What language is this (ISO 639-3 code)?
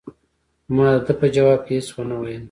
pus